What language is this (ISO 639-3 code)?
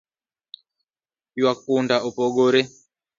luo